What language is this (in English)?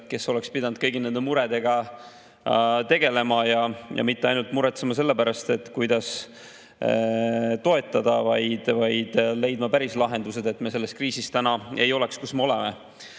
Estonian